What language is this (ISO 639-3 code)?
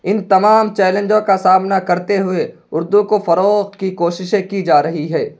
urd